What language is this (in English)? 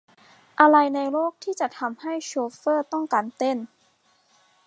Thai